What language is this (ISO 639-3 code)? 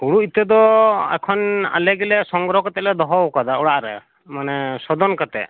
sat